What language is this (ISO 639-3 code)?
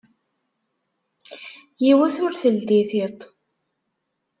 kab